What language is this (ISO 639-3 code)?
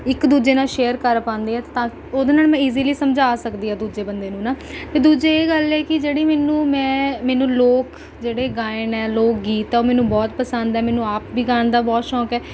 pan